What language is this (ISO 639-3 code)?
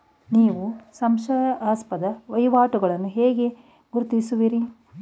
kan